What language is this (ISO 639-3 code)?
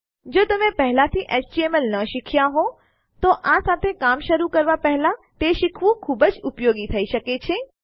guj